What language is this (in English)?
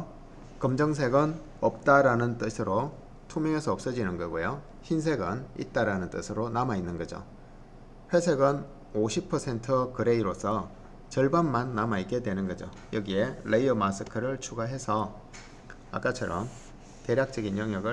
Korean